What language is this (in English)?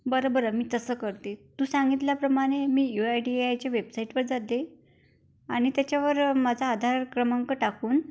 Marathi